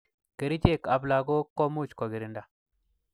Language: Kalenjin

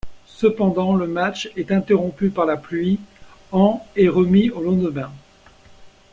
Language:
French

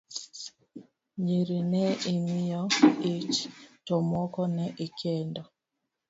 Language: Luo (Kenya and Tanzania)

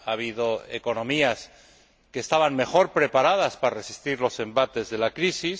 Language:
Spanish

